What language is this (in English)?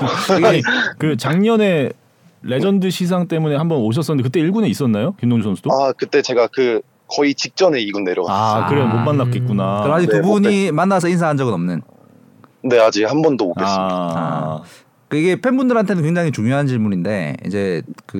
Korean